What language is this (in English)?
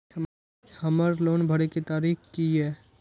Maithili